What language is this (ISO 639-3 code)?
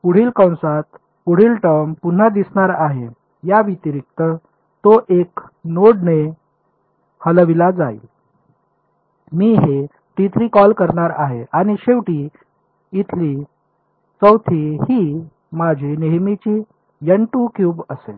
mar